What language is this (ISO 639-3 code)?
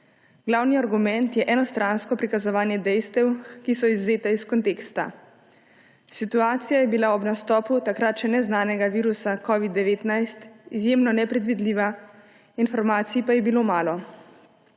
slv